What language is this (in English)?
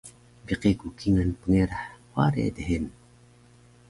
Taroko